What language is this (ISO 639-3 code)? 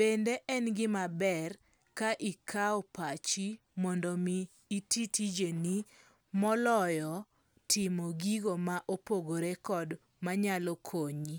luo